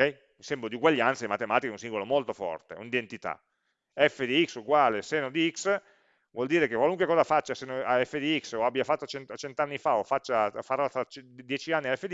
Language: Italian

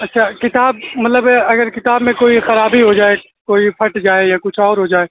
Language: Urdu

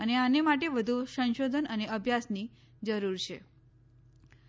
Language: Gujarati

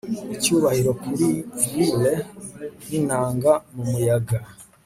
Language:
Kinyarwanda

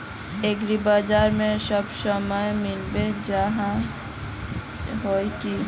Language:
Magahi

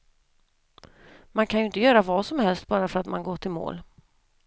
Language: Swedish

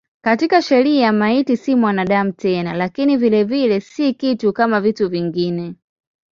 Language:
Swahili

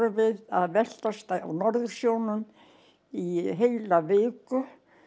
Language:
Icelandic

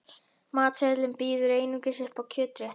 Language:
Icelandic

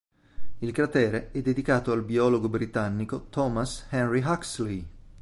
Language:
Italian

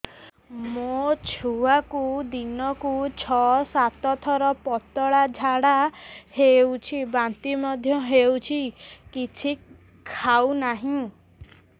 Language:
Odia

